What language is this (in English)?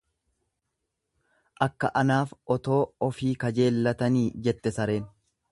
Oromo